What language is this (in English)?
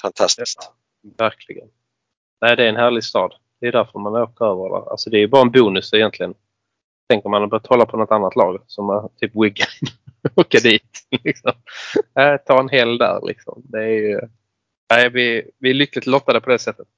Swedish